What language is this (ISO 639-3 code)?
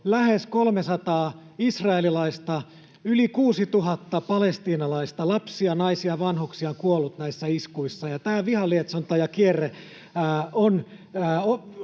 fin